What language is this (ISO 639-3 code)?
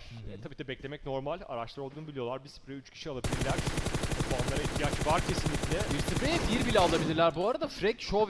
tur